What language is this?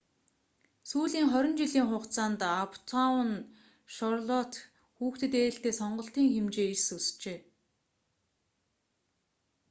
Mongolian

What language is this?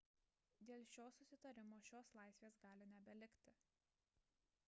Lithuanian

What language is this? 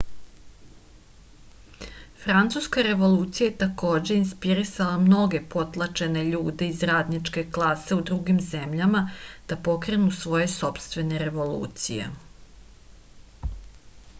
Serbian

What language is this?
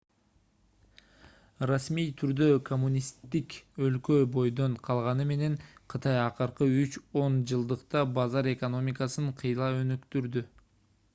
Kyrgyz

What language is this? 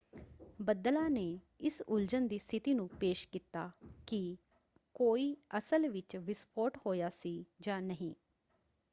Punjabi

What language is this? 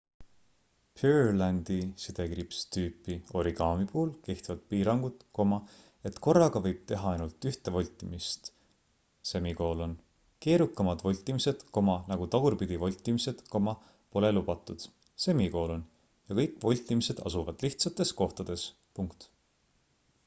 Estonian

